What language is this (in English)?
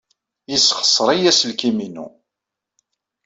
Kabyle